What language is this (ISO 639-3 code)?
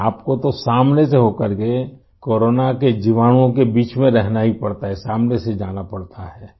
urd